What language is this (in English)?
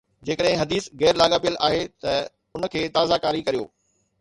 Sindhi